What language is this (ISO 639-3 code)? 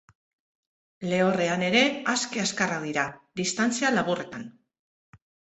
eus